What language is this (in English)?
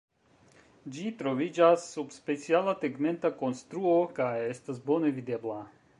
Esperanto